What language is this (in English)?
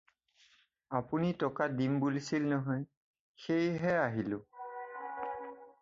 Assamese